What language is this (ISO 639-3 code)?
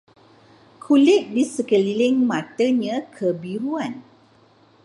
msa